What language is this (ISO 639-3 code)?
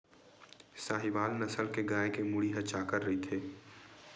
hne